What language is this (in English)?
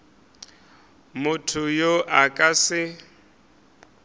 Northern Sotho